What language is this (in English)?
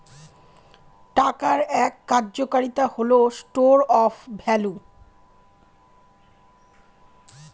Bangla